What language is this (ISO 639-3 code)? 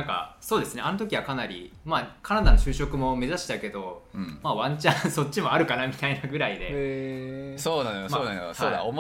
jpn